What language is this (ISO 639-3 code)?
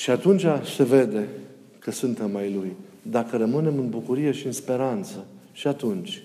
ron